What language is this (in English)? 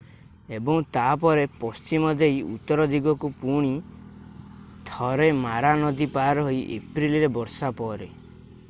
Odia